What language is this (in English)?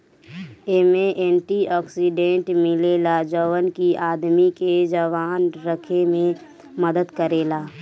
Bhojpuri